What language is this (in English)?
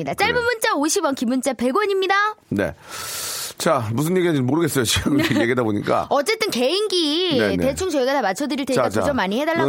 Korean